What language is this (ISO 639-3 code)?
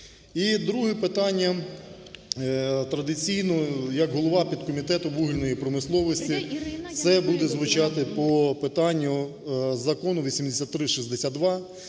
ukr